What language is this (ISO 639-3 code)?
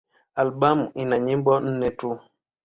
swa